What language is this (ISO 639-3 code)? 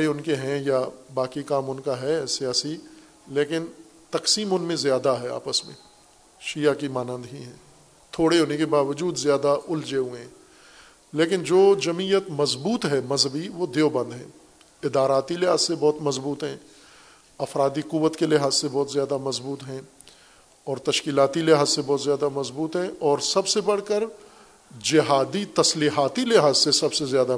urd